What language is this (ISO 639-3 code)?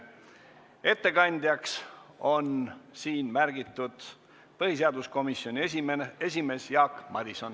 est